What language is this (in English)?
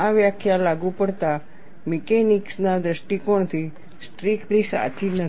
Gujarati